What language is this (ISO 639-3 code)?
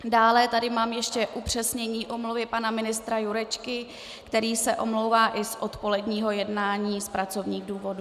ces